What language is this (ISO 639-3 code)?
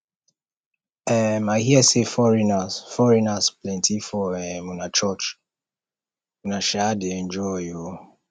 pcm